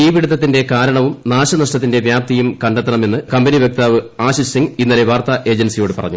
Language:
Malayalam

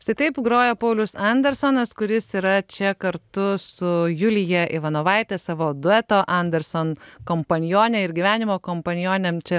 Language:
Lithuanian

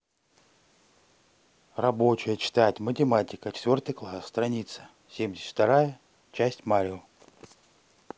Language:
Russian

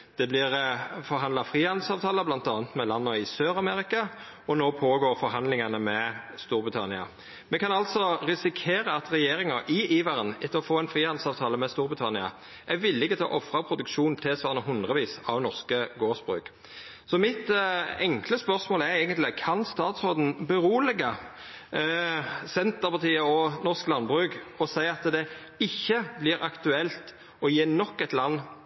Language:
Norwegian Nynorsk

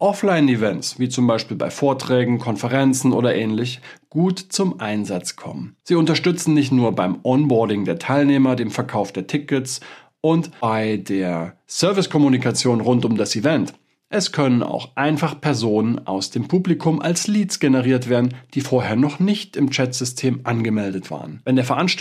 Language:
German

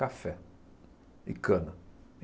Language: Portuguese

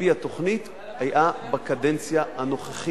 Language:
Hebrew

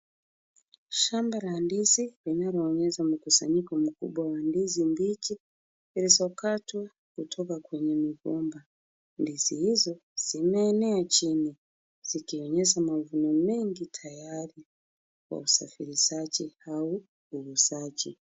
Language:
Swahili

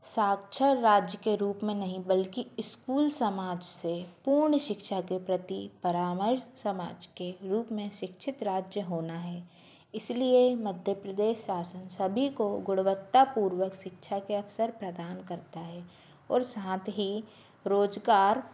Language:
Hindi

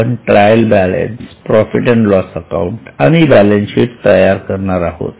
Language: Marathi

